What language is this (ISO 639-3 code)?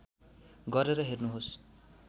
nep